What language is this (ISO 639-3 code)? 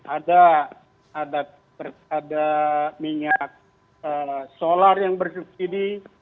ind